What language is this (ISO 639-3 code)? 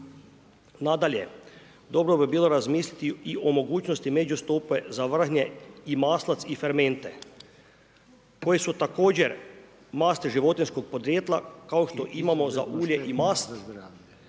hrv